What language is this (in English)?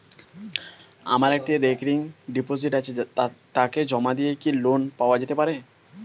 Bangla